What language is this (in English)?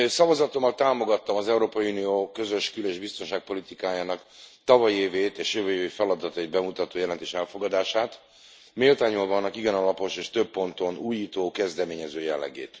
Hungarian